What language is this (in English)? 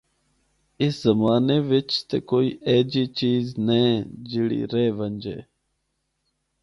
Northern Hindko